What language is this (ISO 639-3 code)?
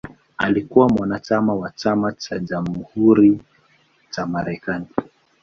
swa